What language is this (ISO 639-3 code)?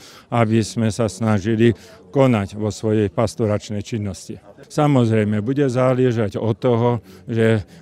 slk